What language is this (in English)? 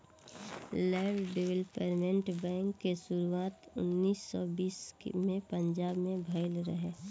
Bhojpuri